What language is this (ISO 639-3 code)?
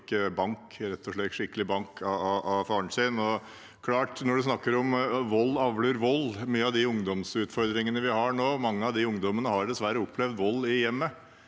nor